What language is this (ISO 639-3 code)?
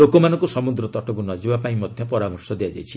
ori